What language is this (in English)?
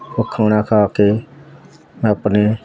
Punjabi